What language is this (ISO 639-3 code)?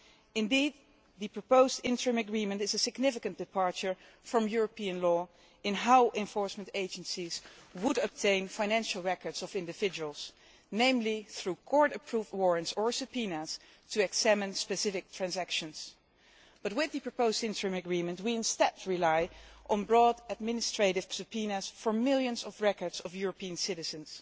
eng